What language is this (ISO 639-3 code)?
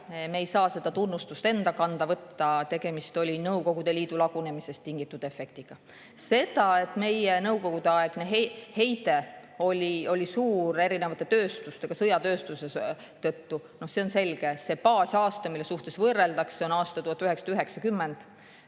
est